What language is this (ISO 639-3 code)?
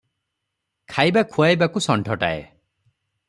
ori